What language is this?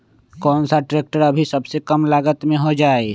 Magahi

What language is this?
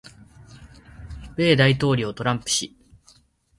Japanese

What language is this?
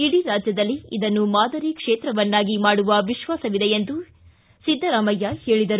Kannada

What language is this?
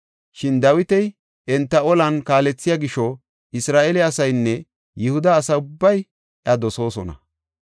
Gofa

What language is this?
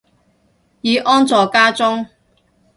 Cantonese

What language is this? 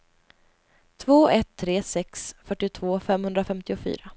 Swedish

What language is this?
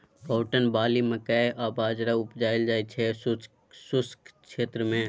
Maithili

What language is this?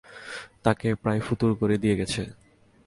Bangla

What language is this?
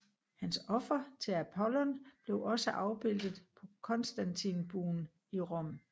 Danish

